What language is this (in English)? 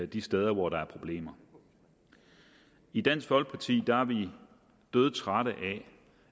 Danish